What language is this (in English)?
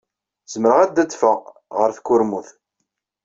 Kabyle